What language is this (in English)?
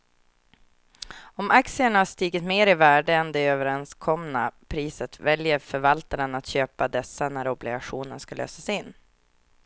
Swedish